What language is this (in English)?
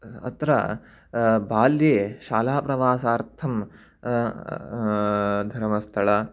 Sanskrit